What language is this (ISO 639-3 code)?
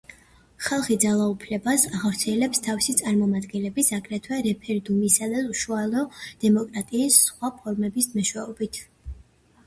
kat